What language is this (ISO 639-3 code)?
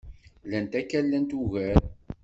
kab